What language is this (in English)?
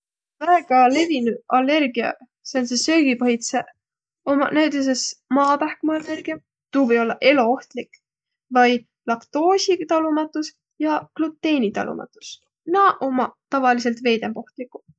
Võro